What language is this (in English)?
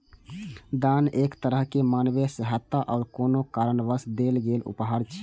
Maithili